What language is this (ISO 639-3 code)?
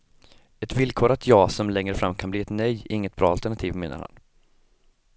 swe